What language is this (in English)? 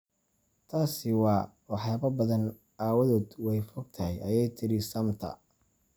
Somali